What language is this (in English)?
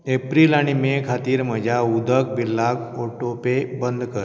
Konkani